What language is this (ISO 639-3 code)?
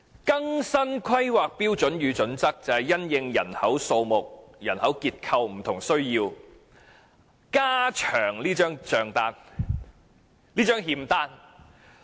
yue